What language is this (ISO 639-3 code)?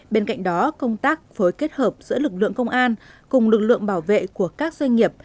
vie